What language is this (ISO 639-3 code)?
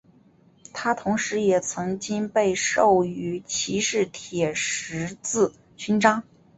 zho